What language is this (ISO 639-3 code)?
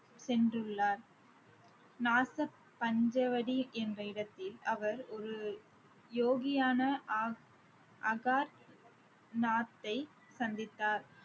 tam